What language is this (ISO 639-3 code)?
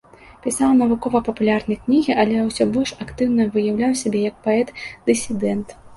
bel